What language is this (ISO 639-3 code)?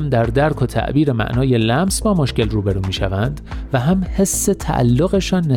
fas